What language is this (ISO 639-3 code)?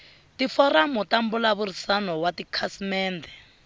tso